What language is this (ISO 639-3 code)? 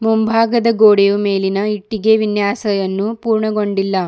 kan